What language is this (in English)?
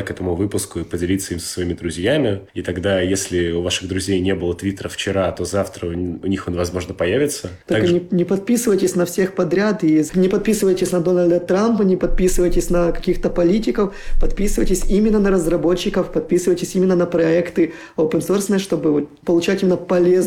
Russian